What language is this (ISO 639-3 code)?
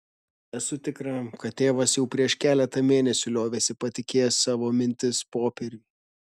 lit